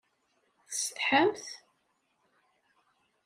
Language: Kabyle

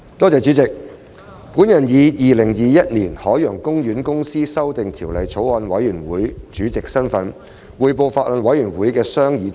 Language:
Cantonese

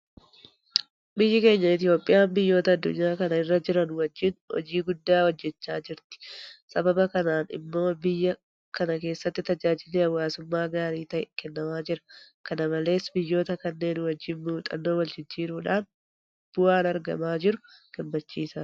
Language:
Oromo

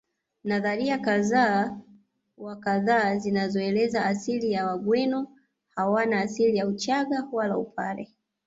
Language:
Swahili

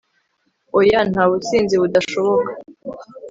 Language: Kinyarwanda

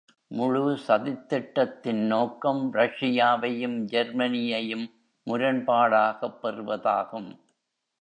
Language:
Tamil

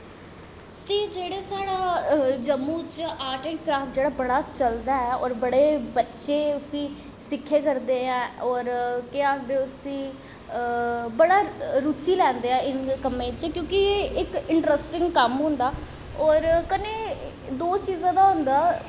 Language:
Dogri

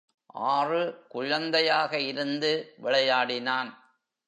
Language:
Tamil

